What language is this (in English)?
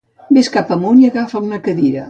Catalan